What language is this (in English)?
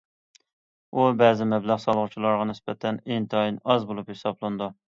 Uyghur